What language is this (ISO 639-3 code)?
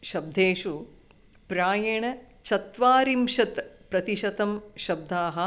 san